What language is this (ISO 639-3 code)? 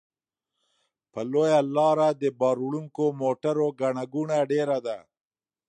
pus